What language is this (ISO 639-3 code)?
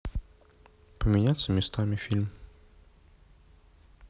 rus